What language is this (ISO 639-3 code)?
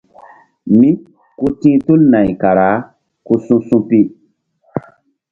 mdd